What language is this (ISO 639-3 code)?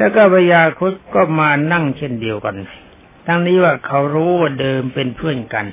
tha